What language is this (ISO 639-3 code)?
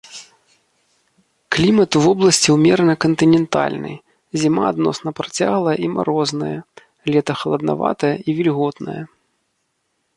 bel